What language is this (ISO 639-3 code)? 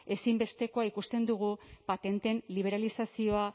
eus